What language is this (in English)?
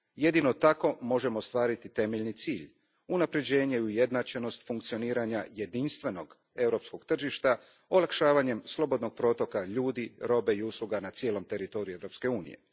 Croatian